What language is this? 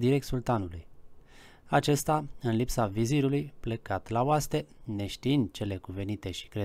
Romanian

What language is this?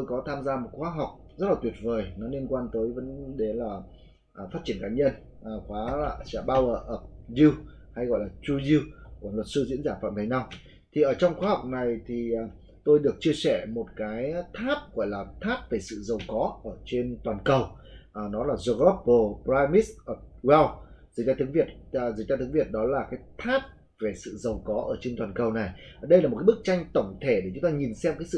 Vietnamese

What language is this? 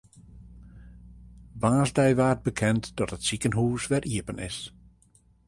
Western Frisian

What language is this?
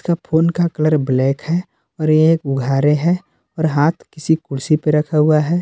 Hindi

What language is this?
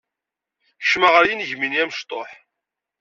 Kabyle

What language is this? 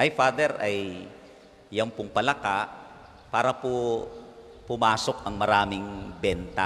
Filipino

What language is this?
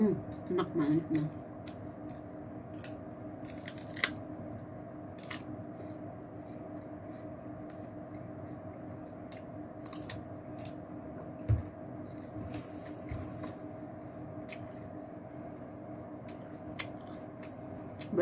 Indonesian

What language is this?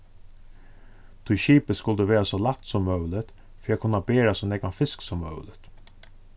Faroese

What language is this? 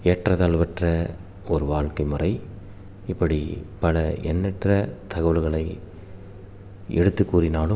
Tamil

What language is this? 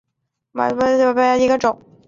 Chinese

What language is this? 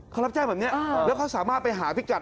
Thai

